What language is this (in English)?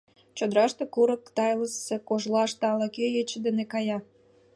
Mari